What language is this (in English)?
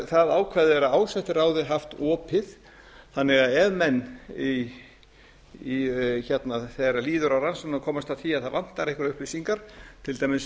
Icelandic